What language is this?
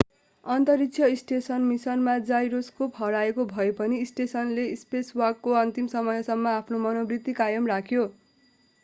Nepali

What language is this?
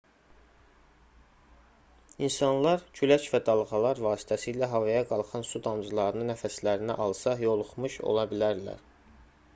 Azerbaijani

